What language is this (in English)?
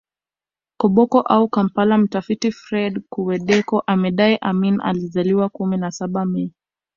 Swahili